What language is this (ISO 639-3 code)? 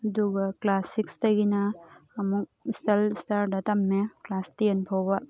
mni